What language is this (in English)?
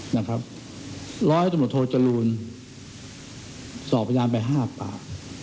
Thai